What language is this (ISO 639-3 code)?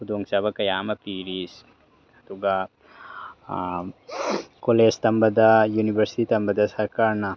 mni